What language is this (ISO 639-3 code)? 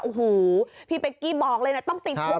tha